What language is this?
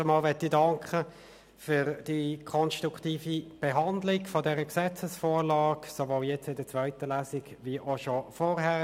Swiss German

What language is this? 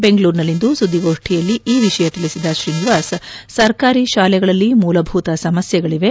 Kannada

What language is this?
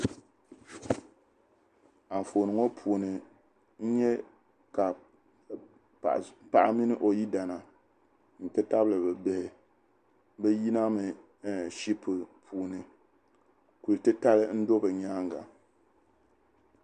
Dagbani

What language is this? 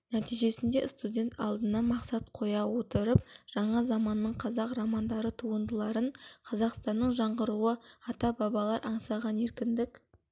Kazakh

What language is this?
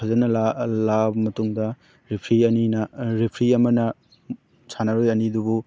Manipuri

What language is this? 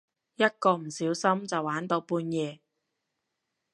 Cantonese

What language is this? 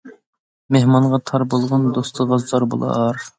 Uyghur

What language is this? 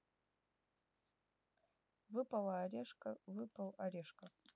Russian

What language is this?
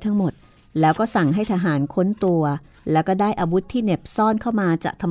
Thai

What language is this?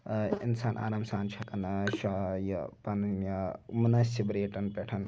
Kashmiri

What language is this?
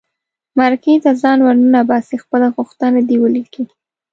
Pashto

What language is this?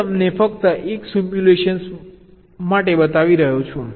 Gujarati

